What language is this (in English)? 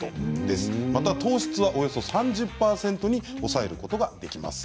Japanese